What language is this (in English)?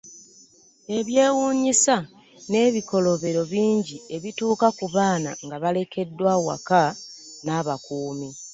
Ganda